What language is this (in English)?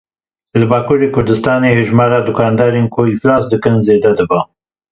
Kurdish